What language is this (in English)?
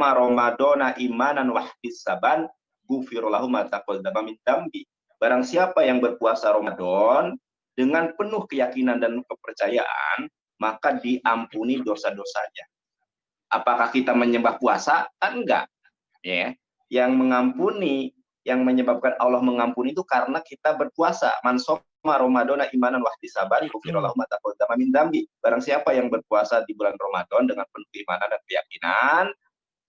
Indonesian